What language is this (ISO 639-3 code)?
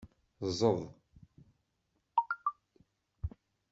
kab